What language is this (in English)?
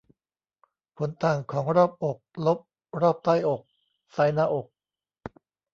Thai